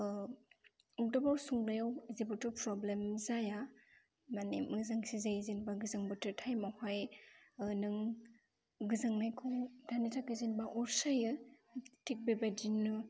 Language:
Bodo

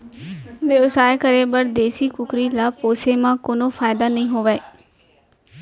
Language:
Chhattisgarhi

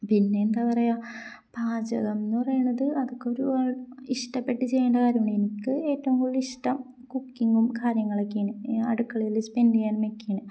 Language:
Malayalam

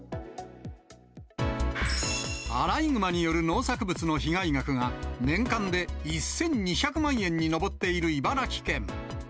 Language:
Japanese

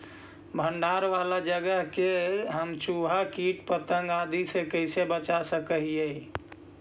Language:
Magahi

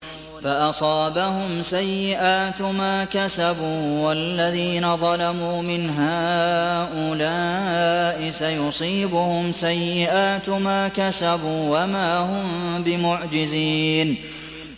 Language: Arabic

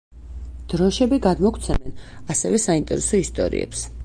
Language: Georgian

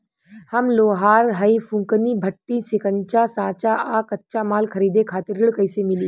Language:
Bhojpuri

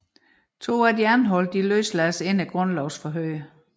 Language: Danish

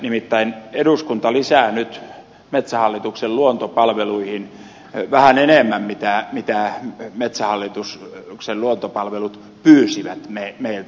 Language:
Finnish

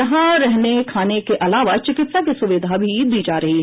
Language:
Hindi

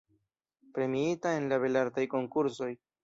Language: Esperanto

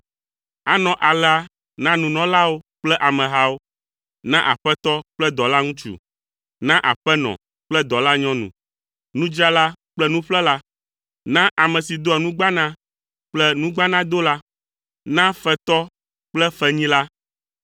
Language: Ewe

